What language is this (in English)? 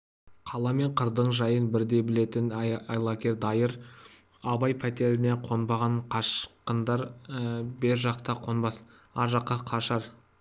Kazakh